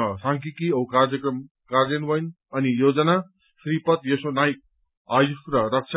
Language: Nepali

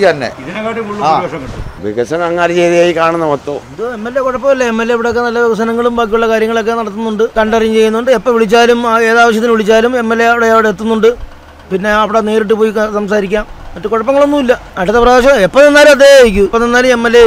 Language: Russian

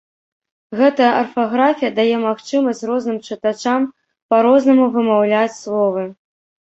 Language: Belarusian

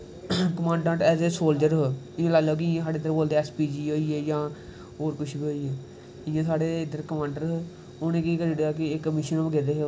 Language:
Dogri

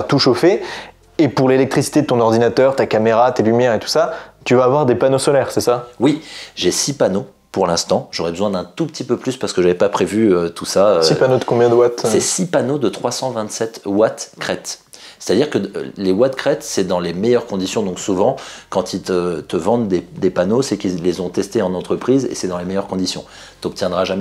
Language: French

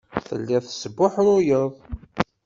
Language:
Kabyle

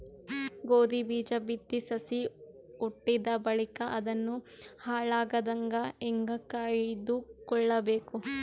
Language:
Kannada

